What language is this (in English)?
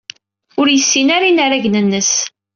Kabyle